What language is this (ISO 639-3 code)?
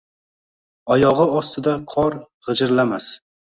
uzb